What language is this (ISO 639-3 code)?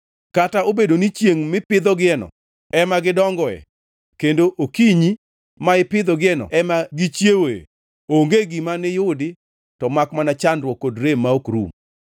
luo